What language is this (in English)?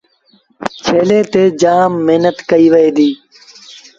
Sindhi Bhil